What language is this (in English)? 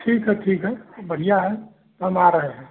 Hindi